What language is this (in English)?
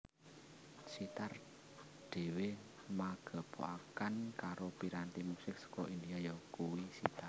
Javanese